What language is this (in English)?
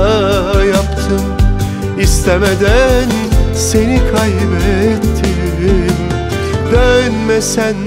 Turkish